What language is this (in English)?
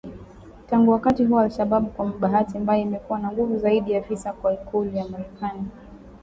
Swahili